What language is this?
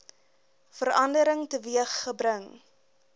Afrikaans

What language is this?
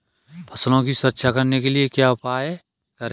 Hindi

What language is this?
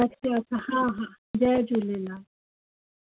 Sindhi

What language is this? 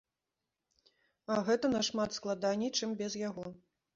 Belarusian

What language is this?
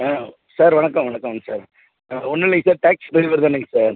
Tamil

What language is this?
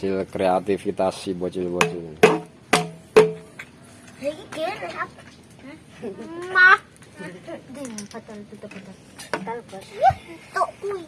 Indonesian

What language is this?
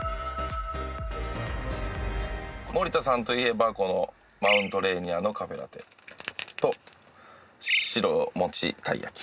Japanese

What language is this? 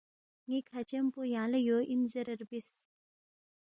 Balti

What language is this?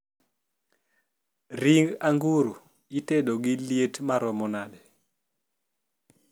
Luo (Kenya and Tanzania)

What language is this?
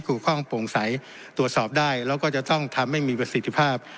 Thai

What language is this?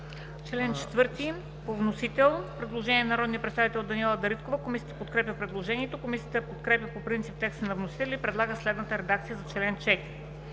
Bulgarian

